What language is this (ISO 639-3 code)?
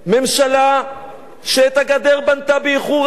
heb